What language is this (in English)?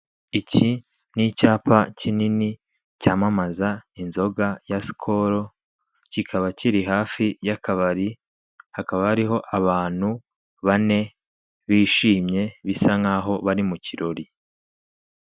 Kinyarwanda